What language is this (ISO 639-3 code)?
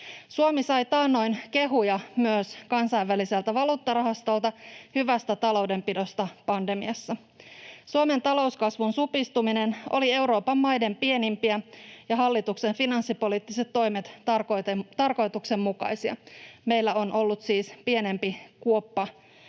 fin